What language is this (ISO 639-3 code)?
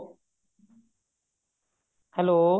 pan